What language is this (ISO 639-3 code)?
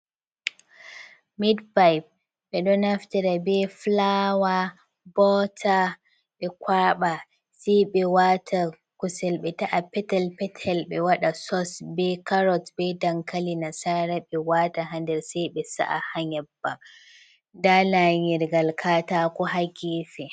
ful